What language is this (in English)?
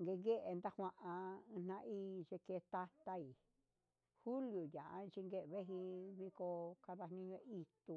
Huitepec Mixtec